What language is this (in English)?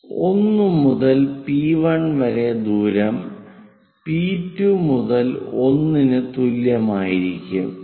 Malayalam